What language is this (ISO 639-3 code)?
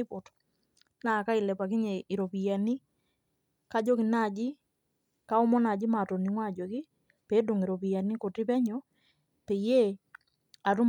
mas